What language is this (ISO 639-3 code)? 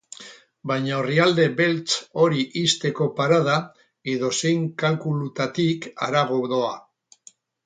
eus